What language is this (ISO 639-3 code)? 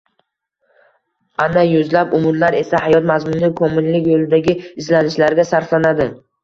uzb